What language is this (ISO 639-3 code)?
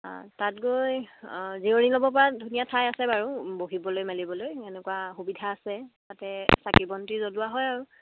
asm